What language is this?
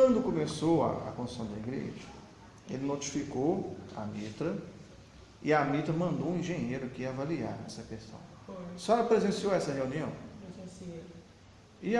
Portuguese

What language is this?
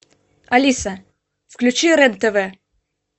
Russian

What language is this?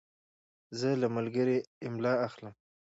Pashto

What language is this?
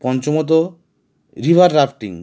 Bangla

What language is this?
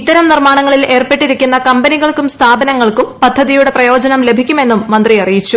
Malayalam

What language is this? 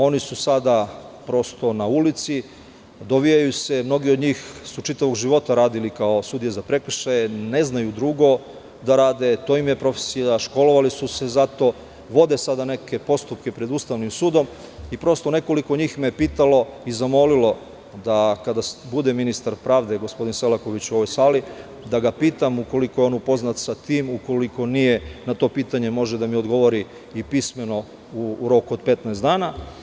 Serbian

